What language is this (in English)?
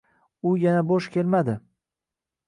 Uzbek